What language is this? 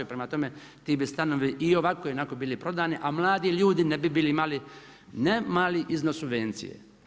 Croatian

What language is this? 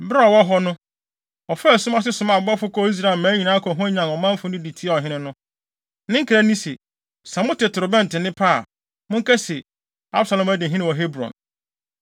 Akan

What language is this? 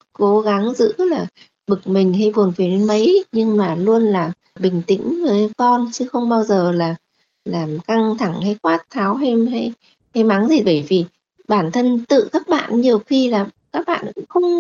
Vietnamese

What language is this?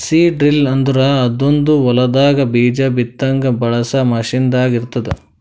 Kannada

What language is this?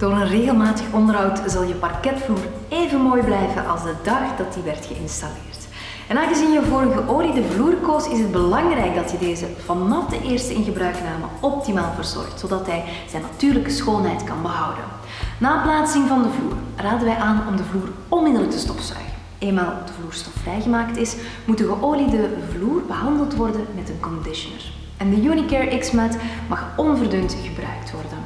Dutch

